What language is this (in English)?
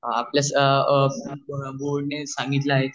Marathi